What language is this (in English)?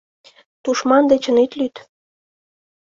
Mari